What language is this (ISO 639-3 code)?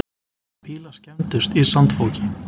isl